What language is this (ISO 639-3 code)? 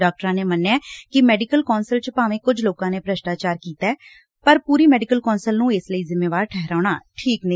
pan